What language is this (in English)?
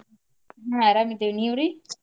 Kannada